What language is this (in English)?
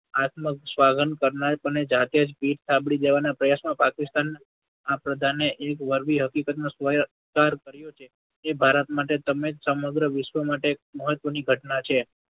Gujarati